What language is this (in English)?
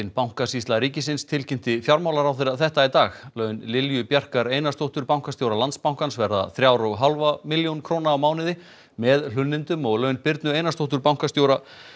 Icelandic